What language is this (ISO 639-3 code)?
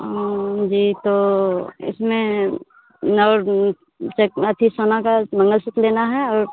hin